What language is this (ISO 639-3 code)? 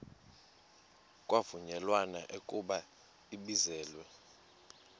xho